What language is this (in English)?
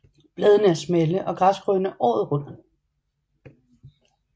Danish